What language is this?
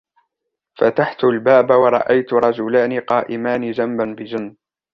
Arabic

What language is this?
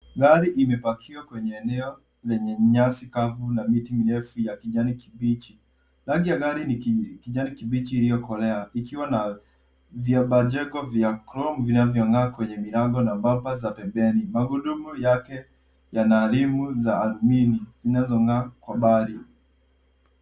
Swahili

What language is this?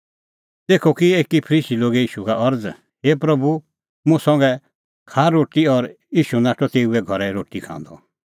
Kullu Pahari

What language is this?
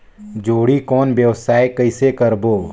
Chhattisgarhi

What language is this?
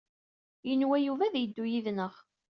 Kabyle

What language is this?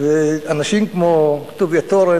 Hebrew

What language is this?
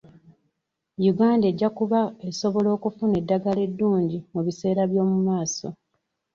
Ganda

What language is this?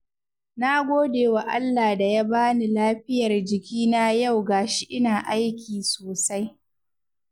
Hausa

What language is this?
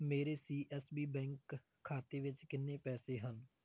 Punjabi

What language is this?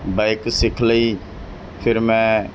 Punjabi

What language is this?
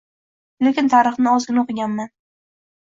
Uzbek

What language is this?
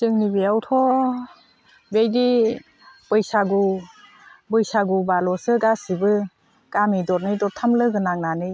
Bodo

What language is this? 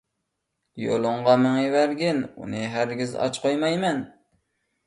Uyghur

